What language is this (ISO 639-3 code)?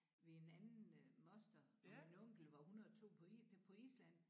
dan